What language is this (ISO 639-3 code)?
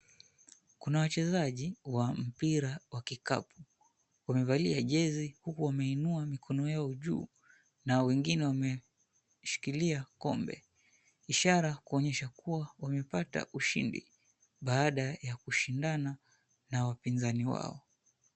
swa